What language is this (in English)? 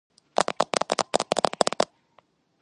Georgian